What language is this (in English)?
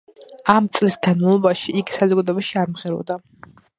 Georgian